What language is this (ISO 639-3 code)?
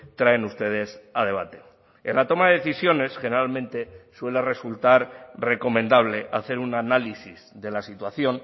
spa